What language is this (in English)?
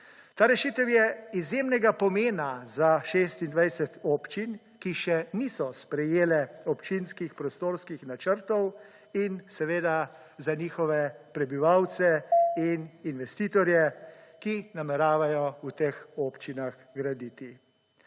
Slovenian